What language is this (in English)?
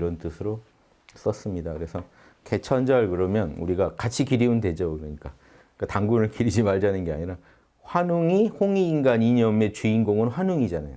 Korean